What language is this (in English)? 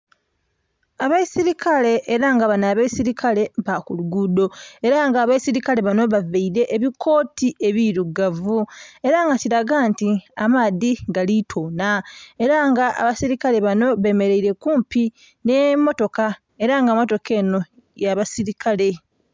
Soga